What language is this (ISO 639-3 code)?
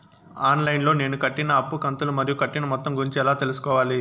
tel